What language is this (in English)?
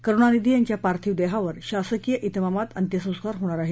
Marathi